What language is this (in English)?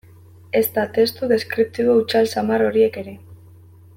Basque